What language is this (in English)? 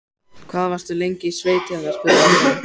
Icelandic